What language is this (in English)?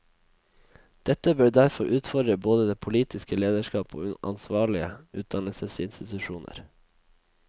Norwegian